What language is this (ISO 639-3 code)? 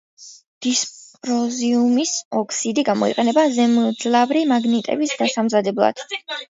kat